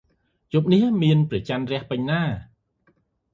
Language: Khmer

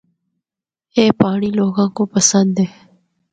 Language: Northern Hindko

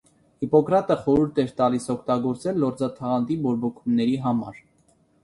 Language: Armenian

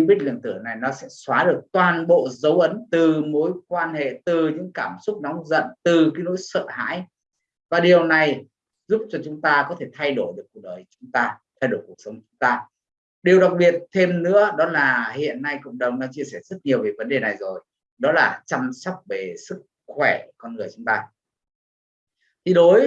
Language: Vietnamese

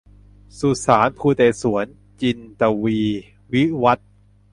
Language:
Thai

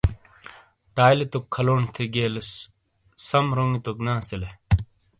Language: Shina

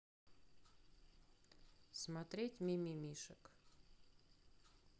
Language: Russian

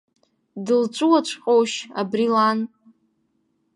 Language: Abkhazian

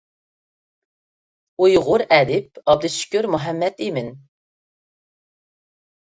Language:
Uyghur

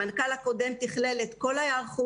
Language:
Hebrew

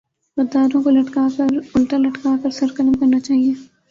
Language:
Urdu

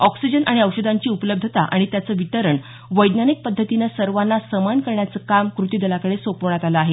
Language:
Marathi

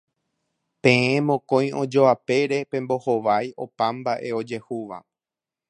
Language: Guarani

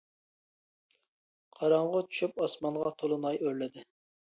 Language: Uyghur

